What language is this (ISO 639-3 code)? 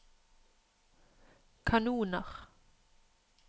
nor